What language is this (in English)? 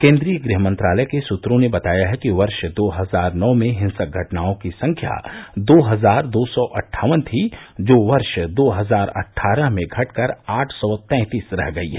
Hindi